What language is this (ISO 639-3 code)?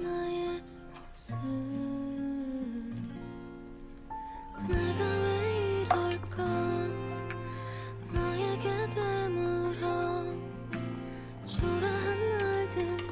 kor